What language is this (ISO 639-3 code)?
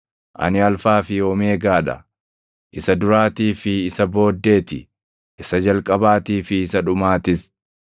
orm